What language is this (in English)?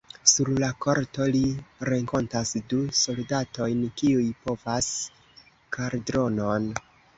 Esperanto